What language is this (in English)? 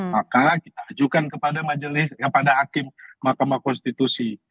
Indonesian